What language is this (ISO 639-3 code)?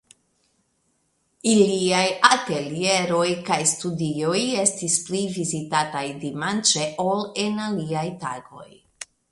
epo